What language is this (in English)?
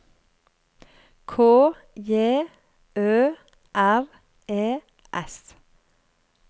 Norwegian